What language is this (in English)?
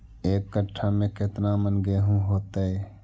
Magahi